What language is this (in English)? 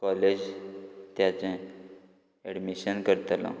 Konkani